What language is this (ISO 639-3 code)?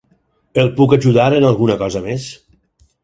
cat